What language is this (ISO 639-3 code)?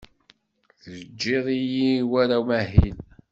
kab